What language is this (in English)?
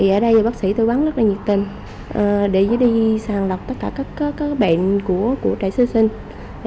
Vietnamese